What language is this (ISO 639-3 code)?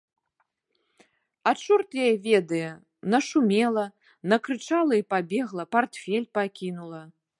bel